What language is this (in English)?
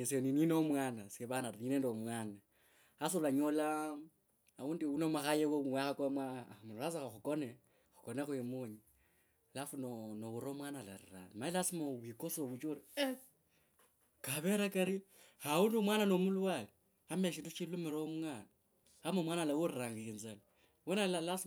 Kabras